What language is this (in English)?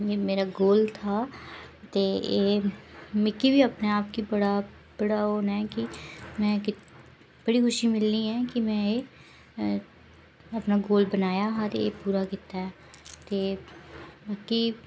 Dogri